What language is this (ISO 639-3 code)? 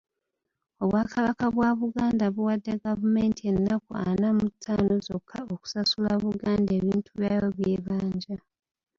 lug